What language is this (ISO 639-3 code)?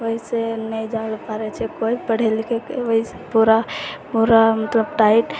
mai